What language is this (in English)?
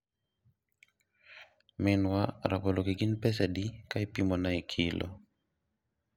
Luo (Kenya and Tanzania)